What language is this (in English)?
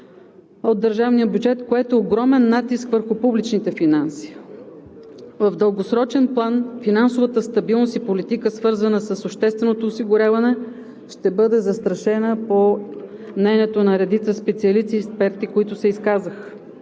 Bulgarian